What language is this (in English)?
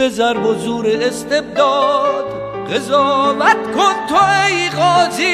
Persian